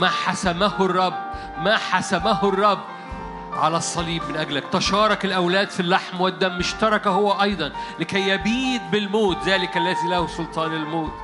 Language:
Arabic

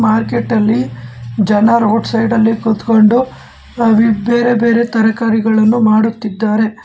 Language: Kannada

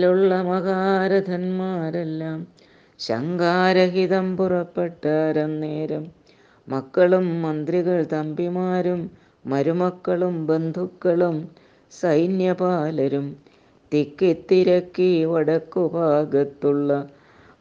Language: Malayalam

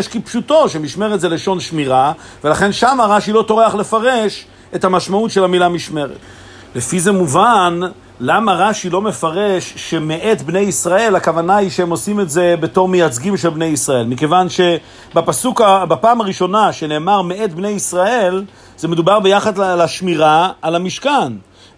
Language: Hebrew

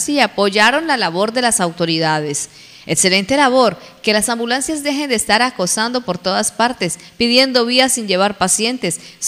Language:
Spanish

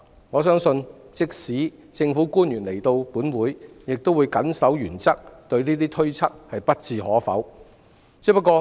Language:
Cantonese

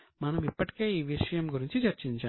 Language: Telugu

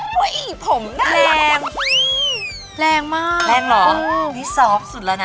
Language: Thai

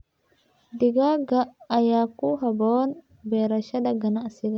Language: Somali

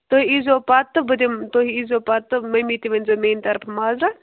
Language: Kashmiri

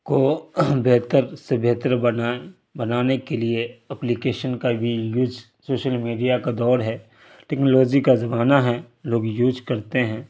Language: Urdu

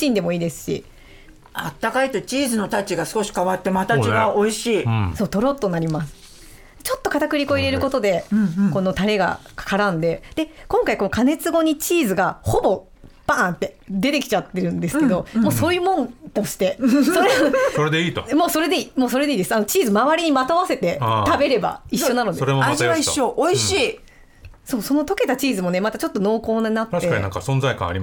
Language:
Japanese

